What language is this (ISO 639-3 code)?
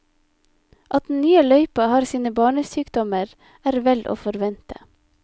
nor